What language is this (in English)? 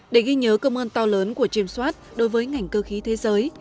Vietnamese